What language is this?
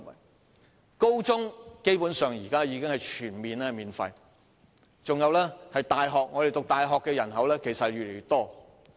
Cantonese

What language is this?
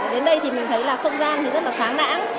Vietnamese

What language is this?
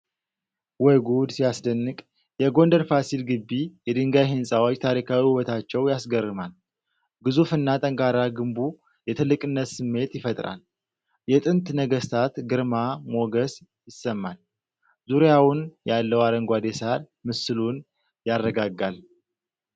Amharic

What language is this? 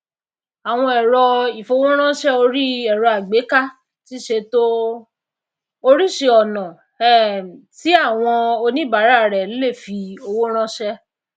Yoruba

